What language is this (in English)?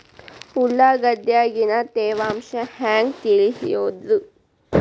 Kannada